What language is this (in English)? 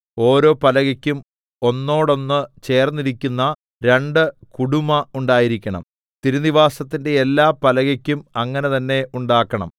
Malayalam